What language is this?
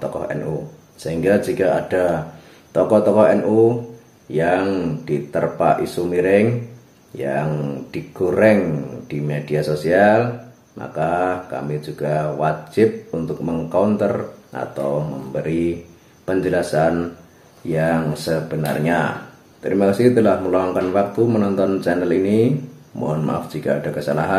Indonesian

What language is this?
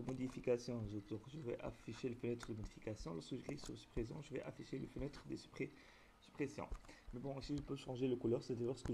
French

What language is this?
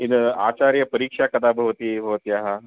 Sanskrit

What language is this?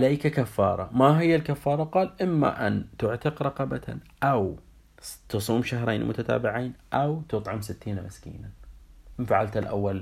Arabic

